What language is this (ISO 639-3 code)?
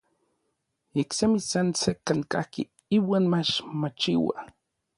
nlv